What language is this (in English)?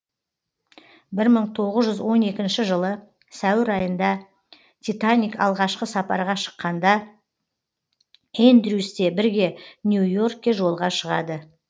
Kazakh